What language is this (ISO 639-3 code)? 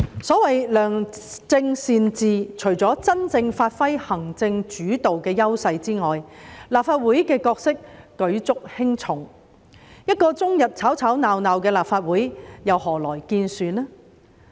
yue